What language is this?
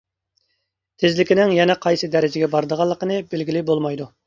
Uyghur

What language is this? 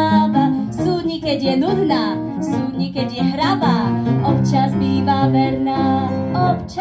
Slovak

